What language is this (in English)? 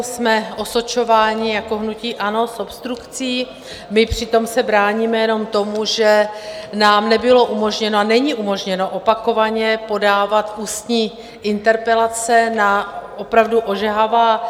Czech